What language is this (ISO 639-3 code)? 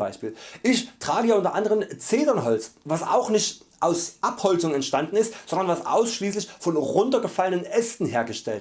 deu